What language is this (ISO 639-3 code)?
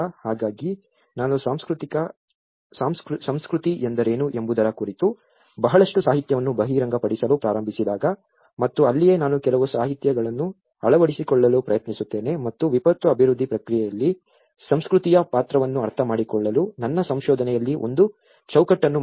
kan